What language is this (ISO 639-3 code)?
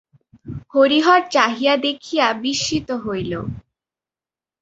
ben